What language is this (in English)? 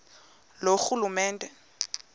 Xhosa